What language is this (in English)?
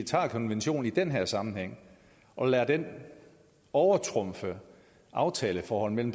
Danish